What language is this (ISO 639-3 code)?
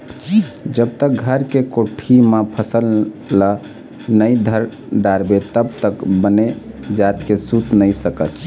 hne